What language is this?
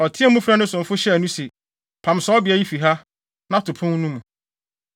Akan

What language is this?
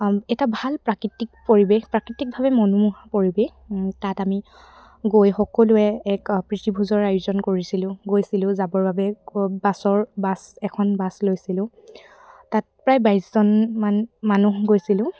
Assamese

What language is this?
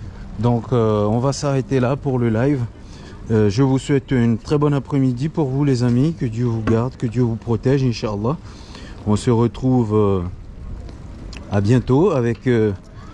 French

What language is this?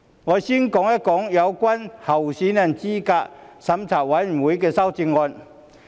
Cantonese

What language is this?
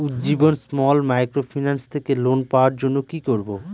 Bangla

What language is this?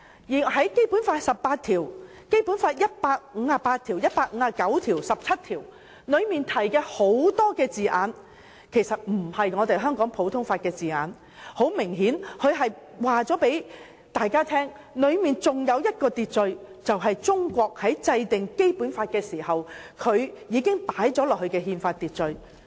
Cantonese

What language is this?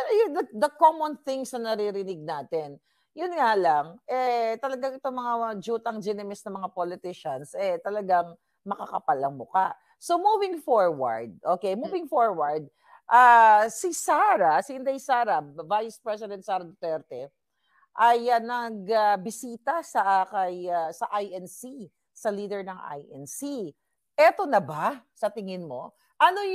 Filipino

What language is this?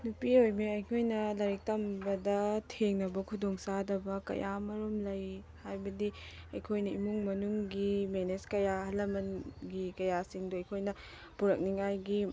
Manipuri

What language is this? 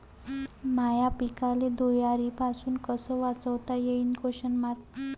Marathi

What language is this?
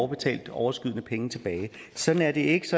Danish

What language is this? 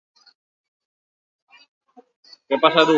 Basque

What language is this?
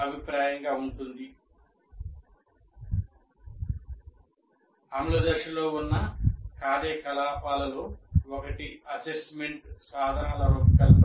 Telugu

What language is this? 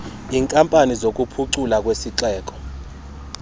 Xhosa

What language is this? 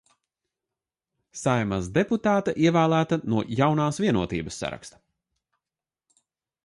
Latvian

